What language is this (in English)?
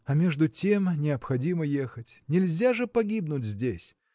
Russian